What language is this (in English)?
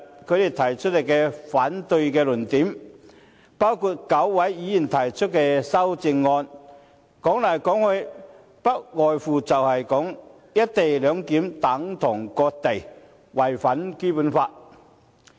Cantonese